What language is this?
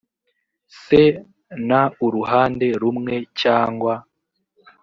Kinyarwanda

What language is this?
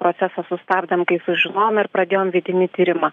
Lithuanian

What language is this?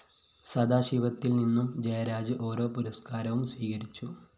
Malayalam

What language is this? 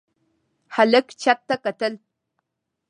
Pashto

